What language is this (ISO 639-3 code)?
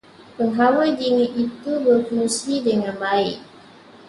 msa